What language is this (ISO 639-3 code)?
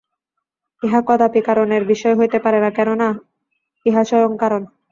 ben